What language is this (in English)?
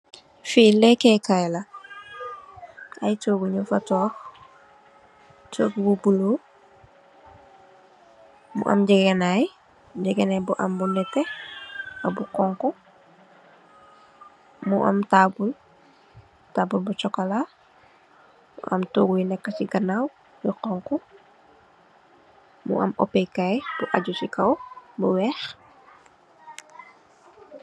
Wolof